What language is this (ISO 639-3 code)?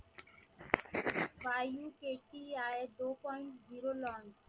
mar